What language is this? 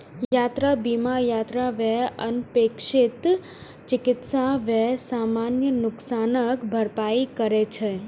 Maithili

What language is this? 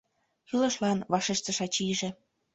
Mari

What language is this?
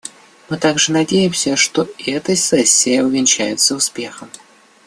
Russian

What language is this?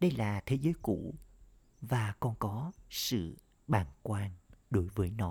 Vietnamese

